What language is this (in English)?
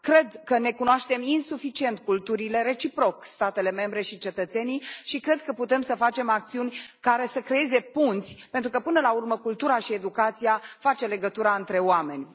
Romanian